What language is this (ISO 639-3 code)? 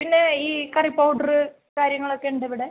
mal